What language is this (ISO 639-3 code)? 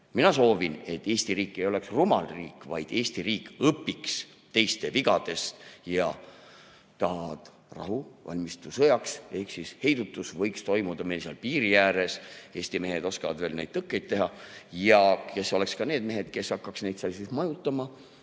est